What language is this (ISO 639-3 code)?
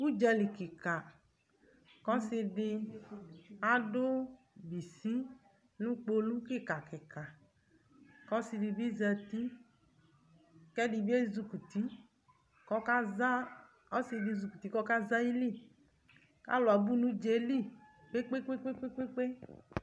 kpo